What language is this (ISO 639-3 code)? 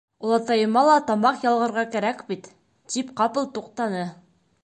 bak